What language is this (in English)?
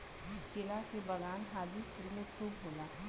Bhojpuri